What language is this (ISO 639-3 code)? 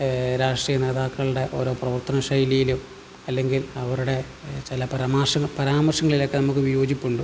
mal